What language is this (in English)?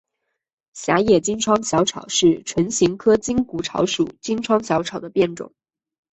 Chinese